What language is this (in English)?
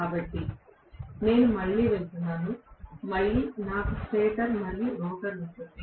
Telugu